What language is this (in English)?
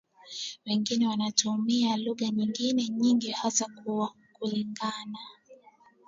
Swahili